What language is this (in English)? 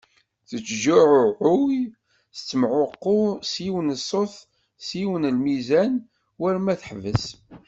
Kabyle